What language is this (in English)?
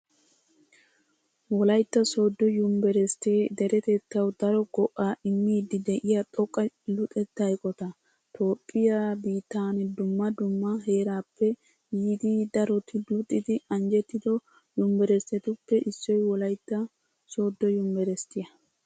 Wolaytta